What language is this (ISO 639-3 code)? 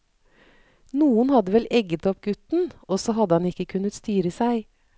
nor